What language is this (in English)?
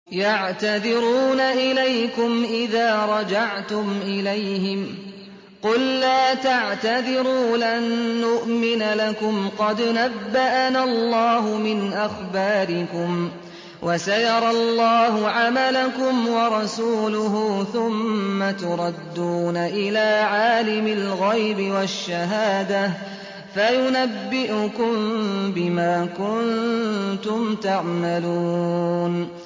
Arabic